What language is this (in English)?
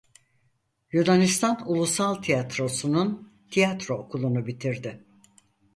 Turkish